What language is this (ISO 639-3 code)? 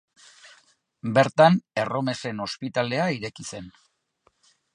eus